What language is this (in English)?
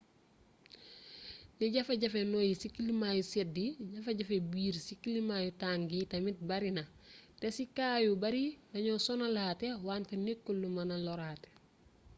Wolof